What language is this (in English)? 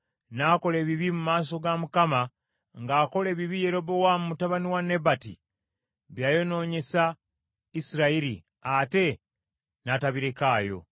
Ganda